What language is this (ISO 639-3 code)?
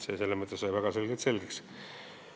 est